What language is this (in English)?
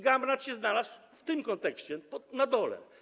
Polish